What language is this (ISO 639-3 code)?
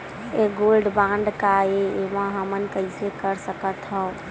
hne